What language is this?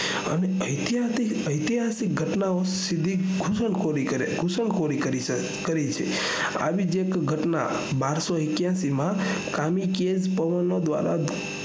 Gujarati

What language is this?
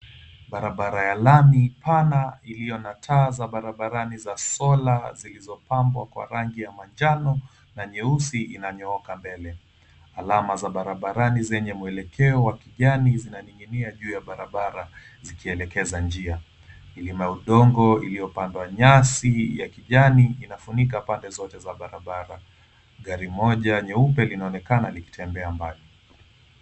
Swahili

